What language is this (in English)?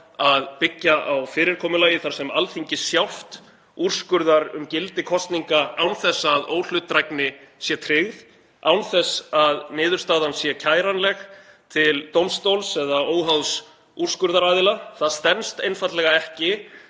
Icelandic